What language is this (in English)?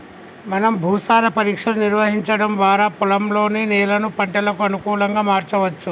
Telugu